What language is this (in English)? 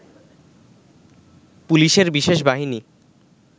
Bangla